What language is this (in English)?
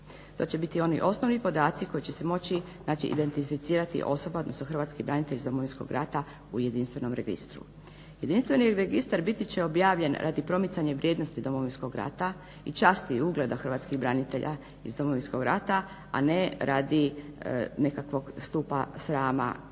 Croatian